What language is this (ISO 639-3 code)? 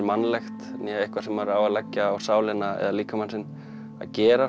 isl